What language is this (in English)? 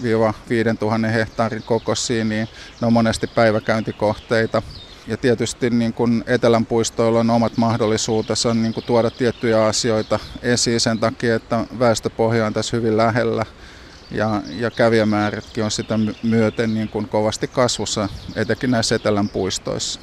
Finnish